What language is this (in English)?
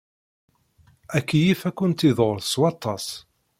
Kabyle